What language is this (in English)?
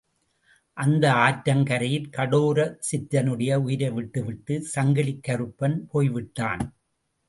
Tamil